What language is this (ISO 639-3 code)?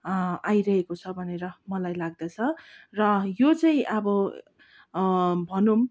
nep